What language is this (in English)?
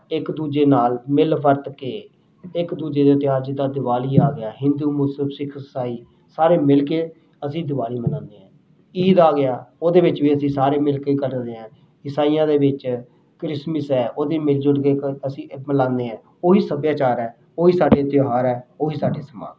Punjabi